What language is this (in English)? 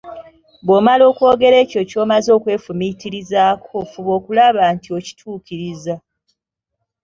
Ganda